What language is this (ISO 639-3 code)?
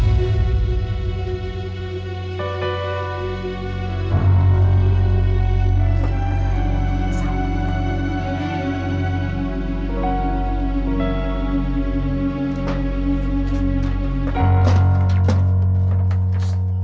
ind